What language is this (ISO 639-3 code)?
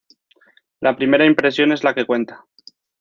spa